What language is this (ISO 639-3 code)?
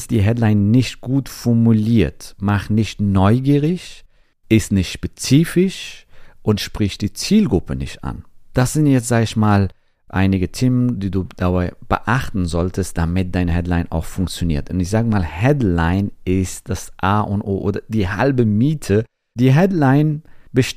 deu